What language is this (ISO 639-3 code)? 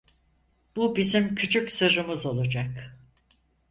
tur